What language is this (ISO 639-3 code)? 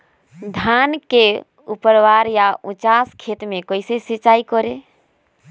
mag